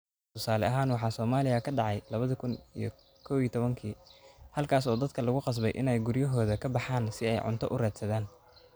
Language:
Somali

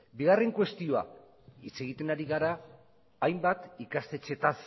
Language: Basque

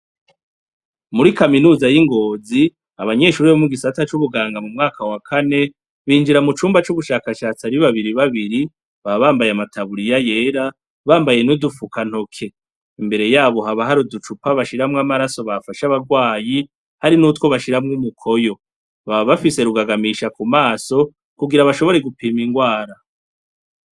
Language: Rundi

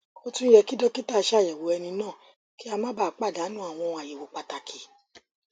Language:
Yoruba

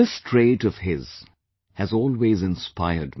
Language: English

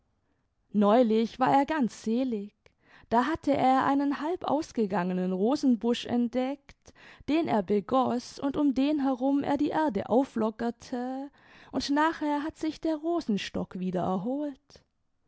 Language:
German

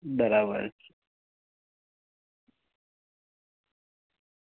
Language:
Gujarati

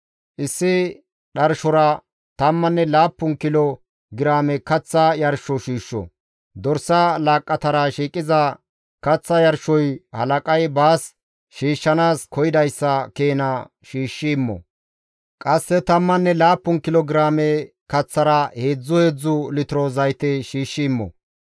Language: Gamo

